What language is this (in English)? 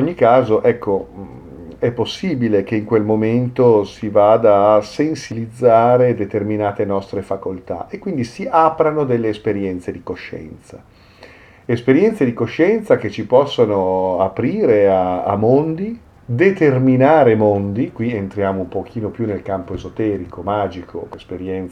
Italian